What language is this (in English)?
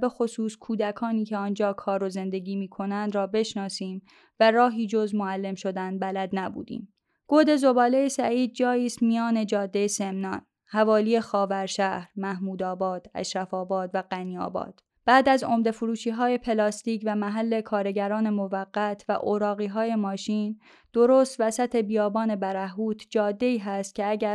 Persian